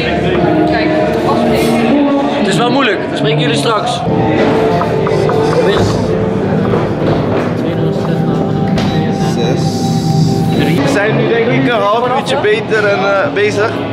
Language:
Dutch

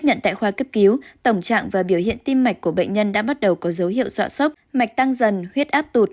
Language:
Vietnamese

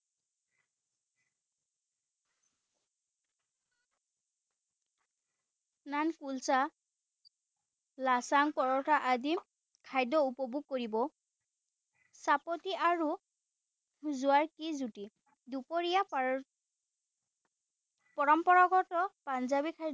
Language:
Assamese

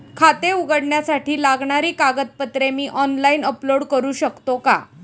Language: Marathi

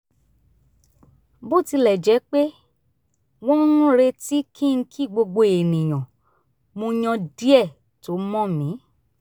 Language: Yoruba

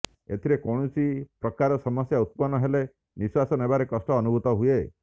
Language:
Odia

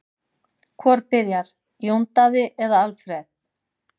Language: Icelandic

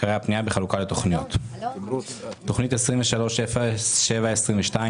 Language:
Hebrew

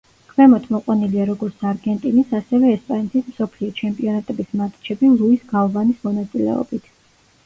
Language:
Georgian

